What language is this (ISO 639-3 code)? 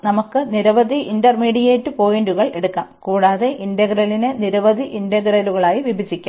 mal